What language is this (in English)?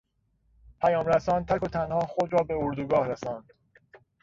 Persian